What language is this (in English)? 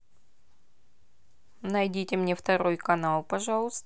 Russian